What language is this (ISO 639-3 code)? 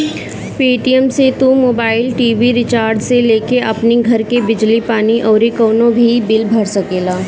bho